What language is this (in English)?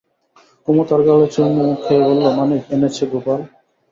Bangla